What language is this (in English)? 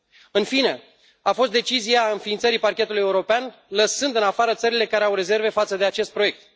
Romanian